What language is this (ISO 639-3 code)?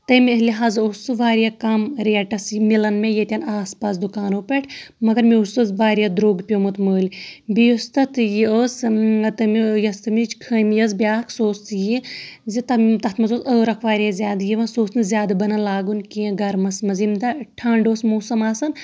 kas